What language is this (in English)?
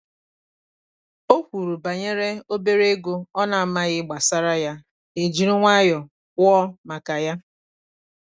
Igbo